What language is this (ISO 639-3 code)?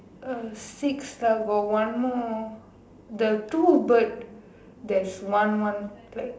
eng